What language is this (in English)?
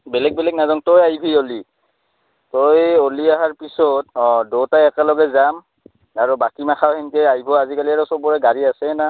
Assamese